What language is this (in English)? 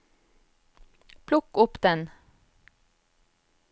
Norwegian